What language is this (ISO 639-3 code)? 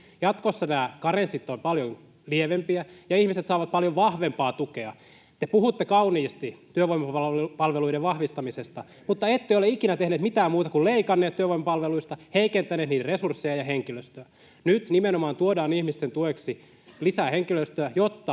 fin